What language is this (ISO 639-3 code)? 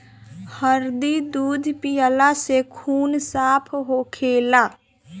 bho